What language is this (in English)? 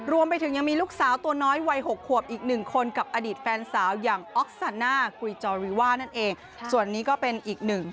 Thai